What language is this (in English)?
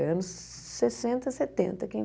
Portuguese